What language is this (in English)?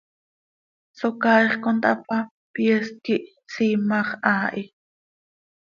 Seri